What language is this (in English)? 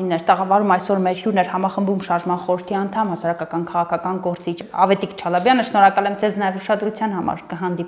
Turkish